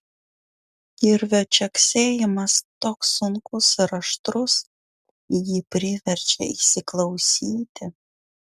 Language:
Lithuanian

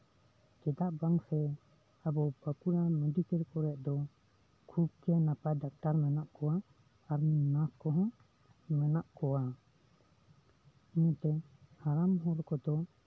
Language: Santali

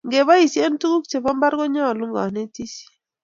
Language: Kalenjin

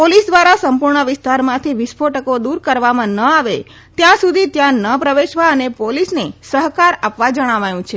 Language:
Gujarati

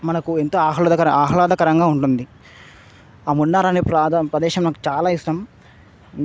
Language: Telugu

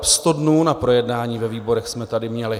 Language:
Czech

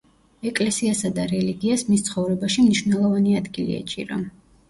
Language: Georgian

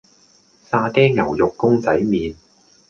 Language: Cantonese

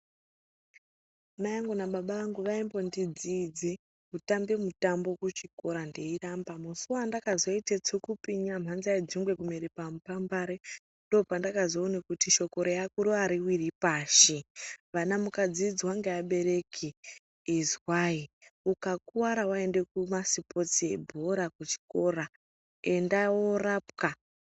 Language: Ndau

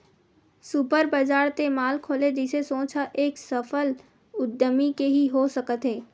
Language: Chhattisgarhi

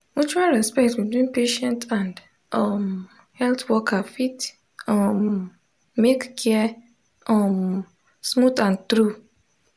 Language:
Nigerian Pidgin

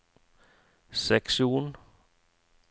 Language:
Norwegian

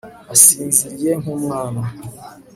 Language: Kinyarwanda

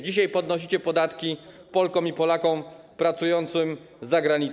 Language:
Polish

